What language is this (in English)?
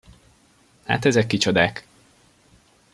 Hungarian